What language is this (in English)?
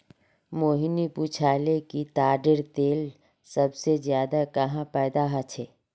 Magahi